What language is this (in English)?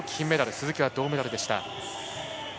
Japanese